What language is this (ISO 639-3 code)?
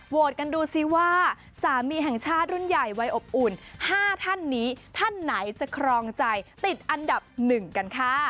tha